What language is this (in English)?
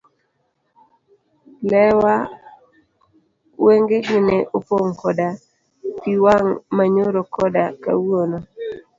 Luo (Kenya and Tanzania)